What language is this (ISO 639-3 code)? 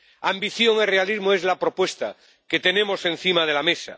spa